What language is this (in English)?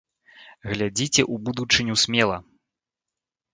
Belarusian